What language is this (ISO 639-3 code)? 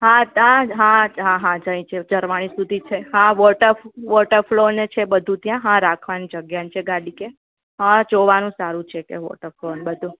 guj